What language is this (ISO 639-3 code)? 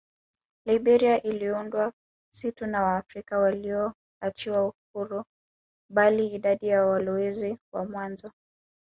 swa